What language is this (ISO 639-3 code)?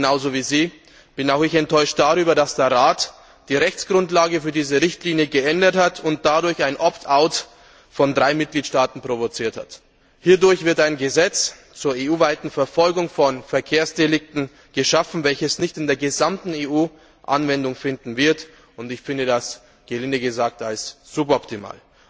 deu